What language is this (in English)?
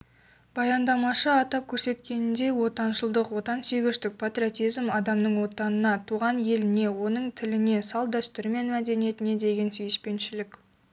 Kazakh